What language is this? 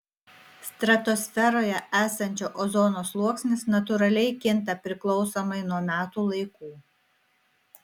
Lithuanian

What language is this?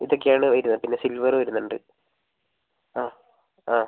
Malayalam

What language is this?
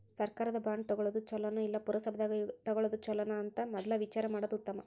Kannada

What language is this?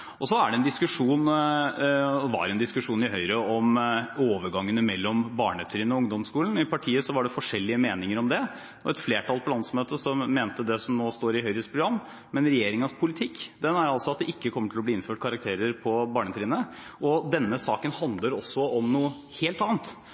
Norwegian Bokmål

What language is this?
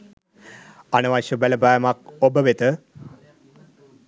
Sinhala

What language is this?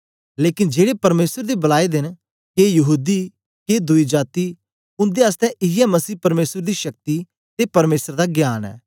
Dogri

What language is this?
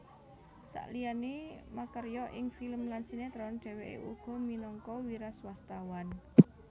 Javanese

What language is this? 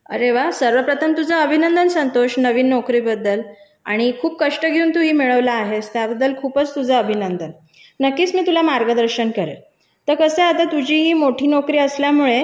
Marathi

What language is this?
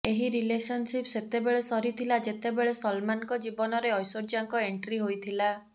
Odia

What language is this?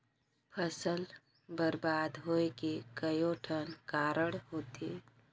Chhattisgarhi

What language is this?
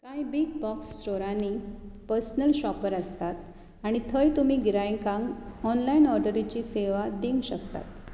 Konkani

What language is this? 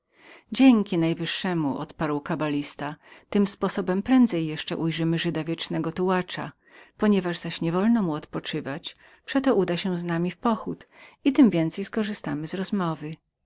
Polish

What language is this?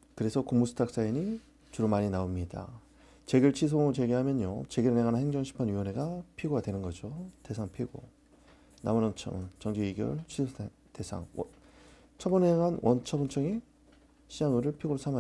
Korean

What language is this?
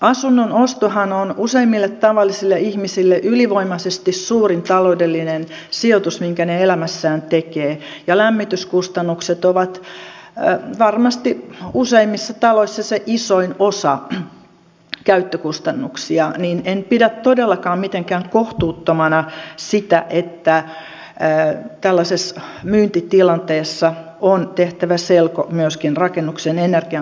Finnish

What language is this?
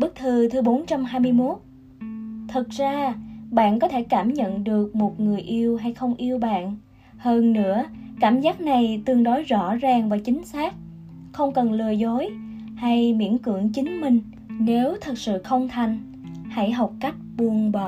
Vietnamese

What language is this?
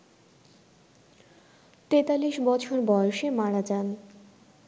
Bangla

